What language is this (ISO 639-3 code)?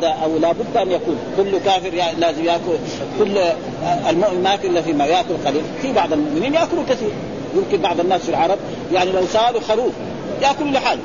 ara